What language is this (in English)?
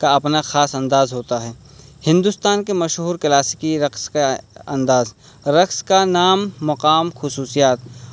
Urdu